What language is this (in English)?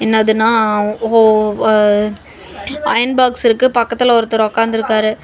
Tamil